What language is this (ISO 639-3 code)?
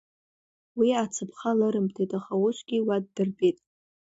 abk